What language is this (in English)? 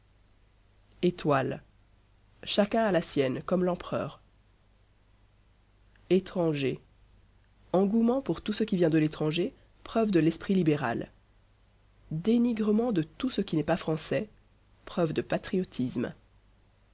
French